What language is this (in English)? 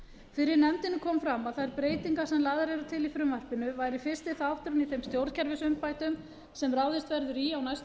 Icelandic